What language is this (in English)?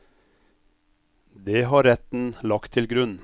Norwegian